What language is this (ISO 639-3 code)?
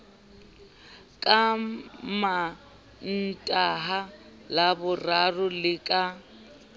sot